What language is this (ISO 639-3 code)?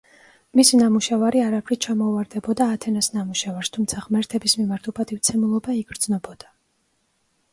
kat